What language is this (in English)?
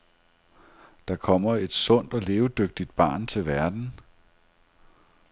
Danish